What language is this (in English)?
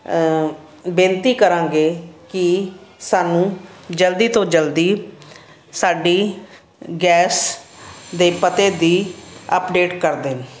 Punjabi